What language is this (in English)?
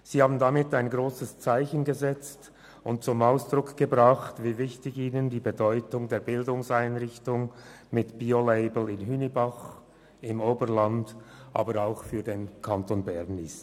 Swiss German